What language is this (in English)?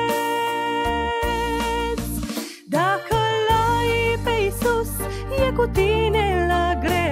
Romanian